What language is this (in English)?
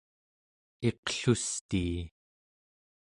Central Yupik